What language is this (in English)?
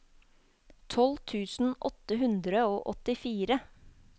Norwegian